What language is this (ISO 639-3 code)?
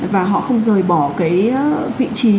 vie